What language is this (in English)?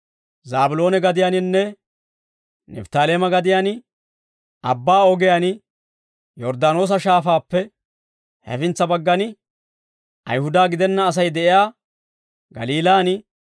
Dawro